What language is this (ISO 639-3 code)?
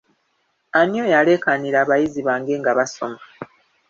lug